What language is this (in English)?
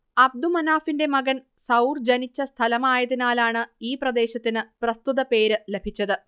Malayalam